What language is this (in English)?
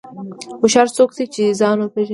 Pashto